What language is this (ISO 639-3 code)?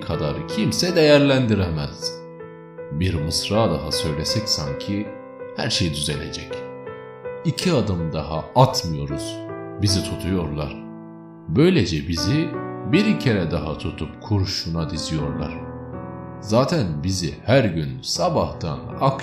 tur